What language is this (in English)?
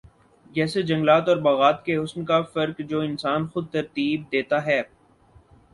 Urdu